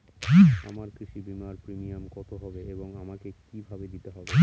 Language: Bangla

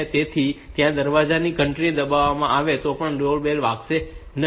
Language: Gujarati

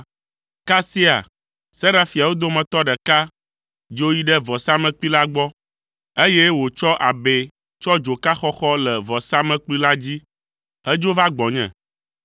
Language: Ewe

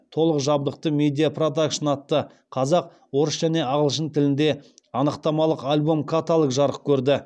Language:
Kazakh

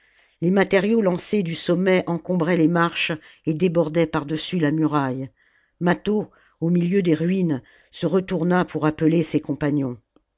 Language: French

